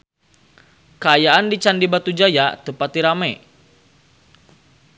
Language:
Sundanese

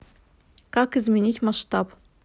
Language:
Russian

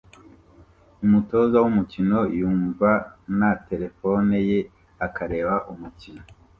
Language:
Kinyarwanda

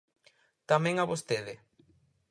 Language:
Galician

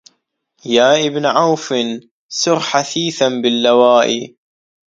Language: Arabic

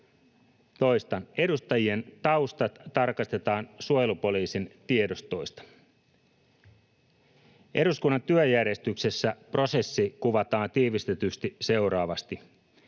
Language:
Finnish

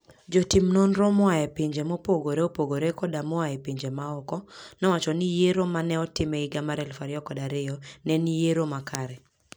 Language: Luo (Kenya and Tanzania)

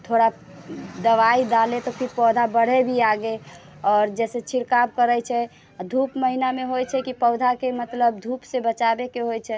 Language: Maithili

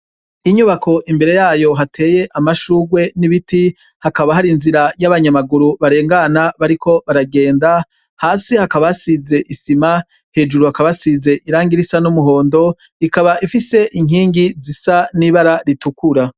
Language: Rundi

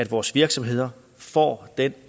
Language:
Danish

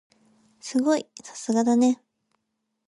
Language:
Japanese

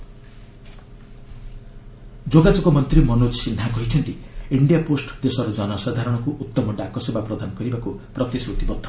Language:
Odia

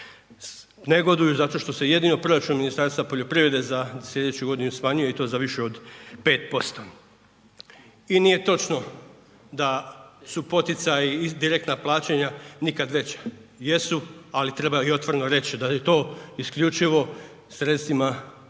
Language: Croatian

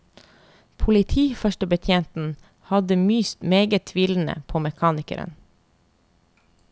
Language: Norwegian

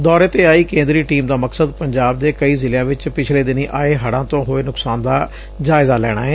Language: Punjabi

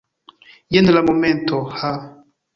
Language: Esperanto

